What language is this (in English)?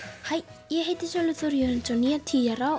Icelandic